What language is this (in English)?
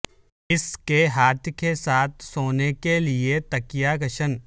Urdu